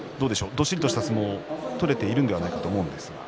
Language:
Japanese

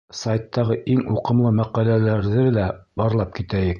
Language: Bashkir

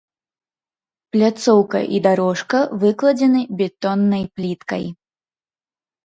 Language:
Belarusian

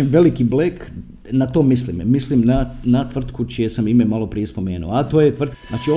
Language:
Croatian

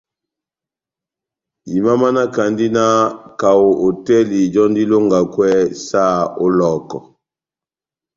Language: Batanga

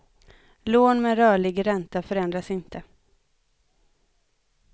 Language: Swedish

